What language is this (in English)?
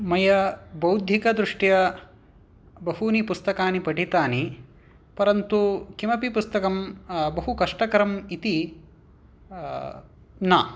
Sanskrit